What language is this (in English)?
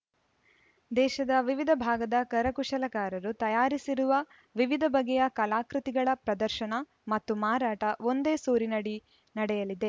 Kannada